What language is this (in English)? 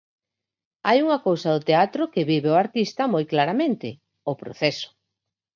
Galician